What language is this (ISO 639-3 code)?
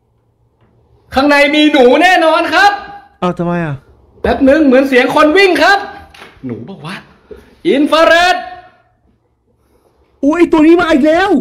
tha